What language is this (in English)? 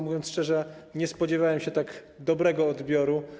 Polish